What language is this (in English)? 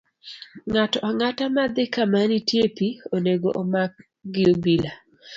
Luo (Kenya and Tanzania)